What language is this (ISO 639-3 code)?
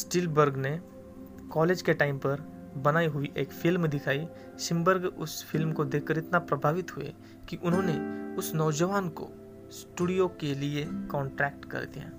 hin